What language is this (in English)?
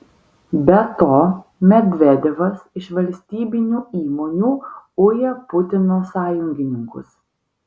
Lithuanian